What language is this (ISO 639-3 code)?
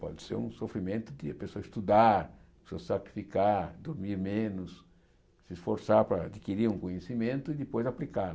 por